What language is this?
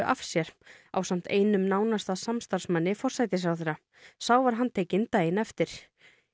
Icelandic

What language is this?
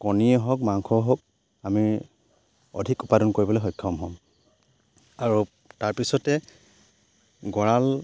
Assamese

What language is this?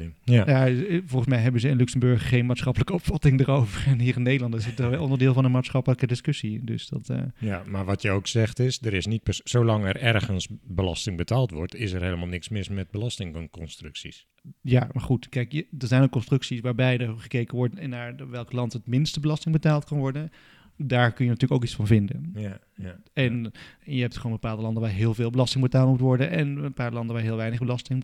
Dutch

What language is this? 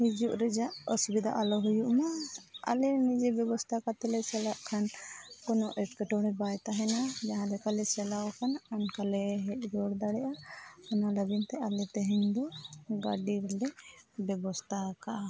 Santali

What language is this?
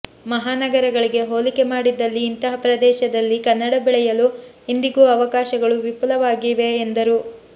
Kannada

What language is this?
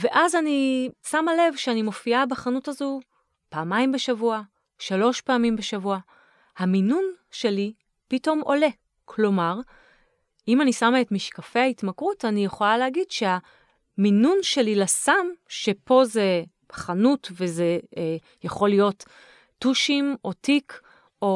Hebrew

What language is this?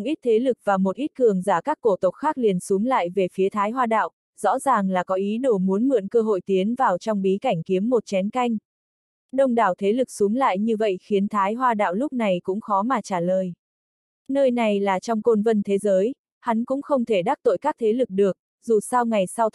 Vietnamese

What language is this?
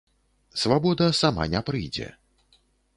Belarusian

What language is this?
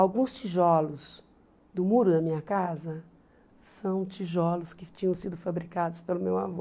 Portuguese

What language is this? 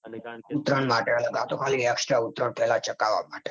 Gujarati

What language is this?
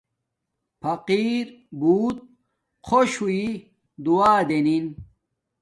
Domaaki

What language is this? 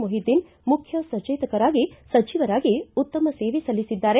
Kannada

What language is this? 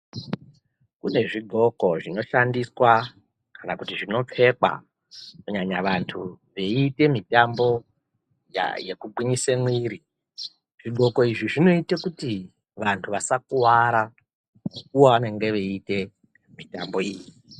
Ndau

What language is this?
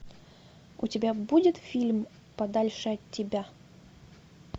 Russian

